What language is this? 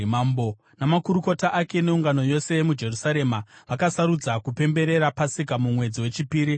Shona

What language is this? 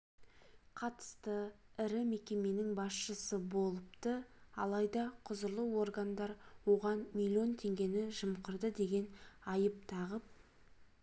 Kazakh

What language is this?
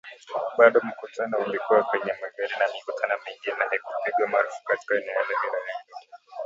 Swahili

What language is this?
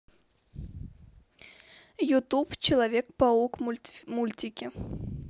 Russian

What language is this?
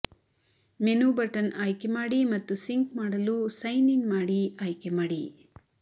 Kannada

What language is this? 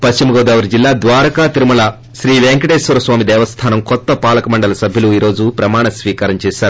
Telugu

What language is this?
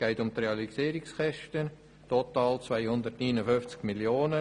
Swiss German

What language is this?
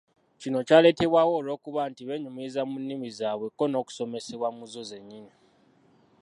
Ganda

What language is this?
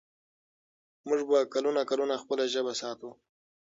Pashto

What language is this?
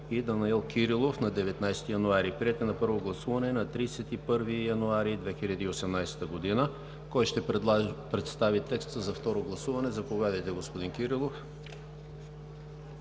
Bulgarian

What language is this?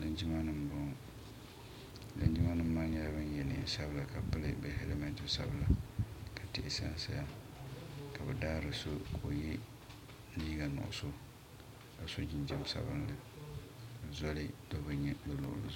Dagbani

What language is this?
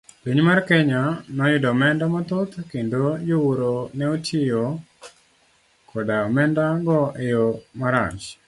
Luo (Kenya and Tanzania)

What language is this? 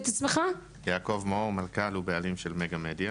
Hebrew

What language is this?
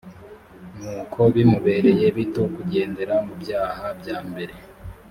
Kinyarwanda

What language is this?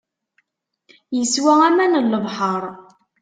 Kabyle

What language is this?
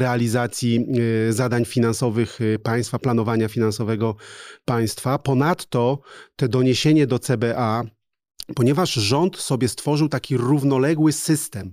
Polish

